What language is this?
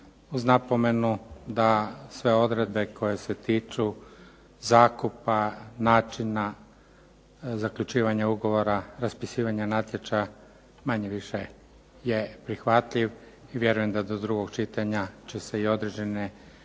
Croatian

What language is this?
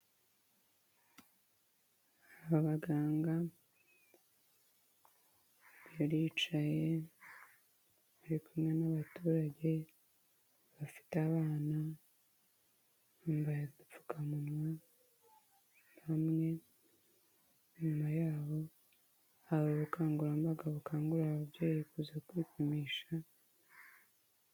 Kinyarwanda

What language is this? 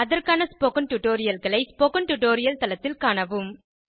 Tamil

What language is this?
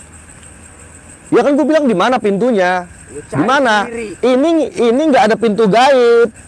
Indonesian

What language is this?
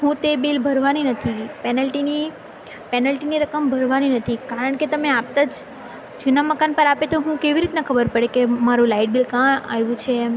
Gujarati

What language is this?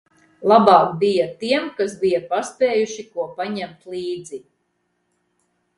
Latvian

